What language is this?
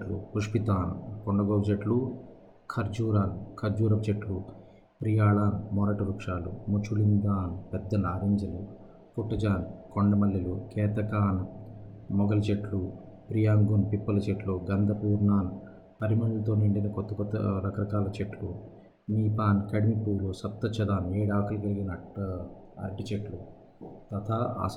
Telugu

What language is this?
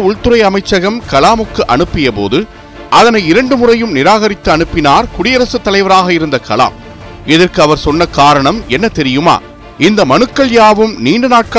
Tamil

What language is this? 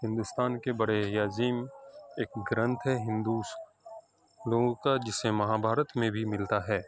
Urdu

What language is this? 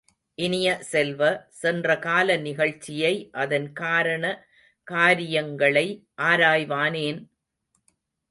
Tamil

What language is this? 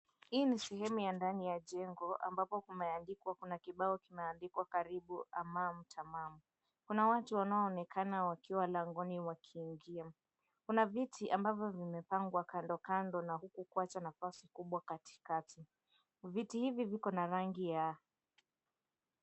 Swahili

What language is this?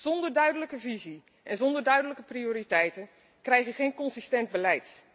Dutch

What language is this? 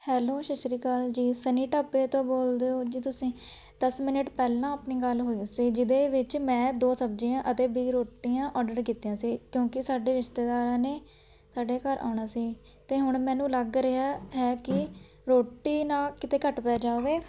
Punjabi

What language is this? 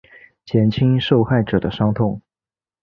Chinese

